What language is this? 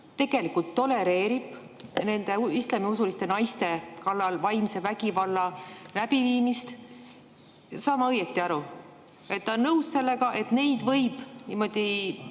Estonian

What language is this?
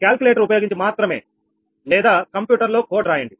Telugu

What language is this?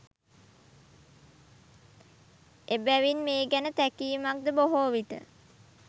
Sinhala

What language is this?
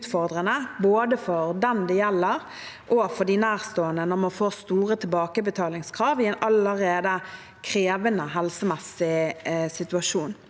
Norwegian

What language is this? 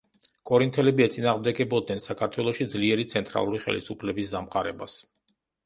Georgian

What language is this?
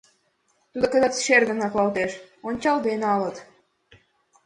Mari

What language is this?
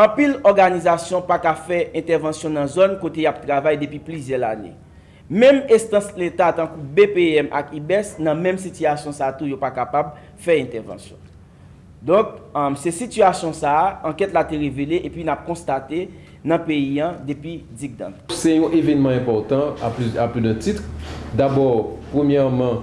French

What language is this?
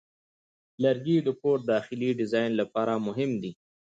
Pashto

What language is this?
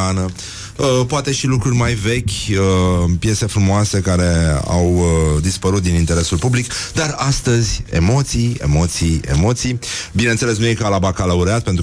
Romanian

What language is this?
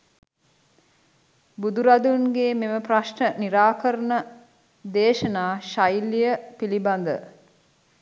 Sinhala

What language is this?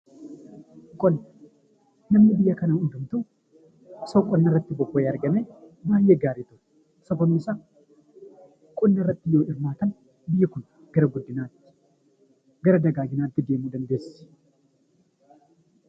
Oromo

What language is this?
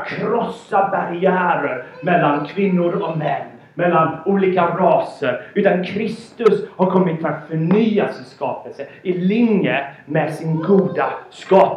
Swedish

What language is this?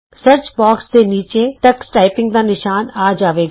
Punjabi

